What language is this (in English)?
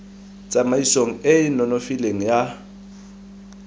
Tswana